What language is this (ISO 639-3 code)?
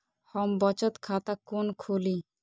mai